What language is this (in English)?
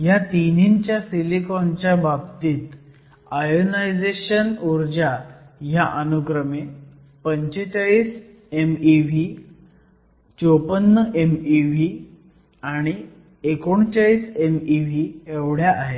Marathi